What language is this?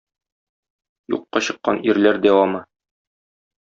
Tatar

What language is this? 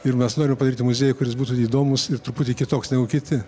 Lithuanian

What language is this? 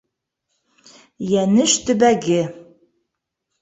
Bashkir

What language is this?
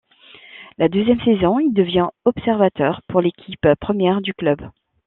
French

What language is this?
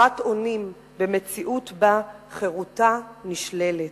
Hebrew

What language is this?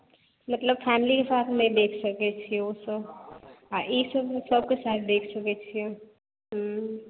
Maithili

